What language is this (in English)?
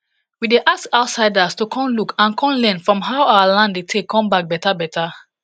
Nigerian Pidgin